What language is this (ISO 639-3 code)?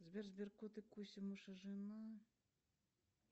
rus